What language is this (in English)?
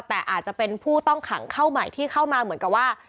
Thai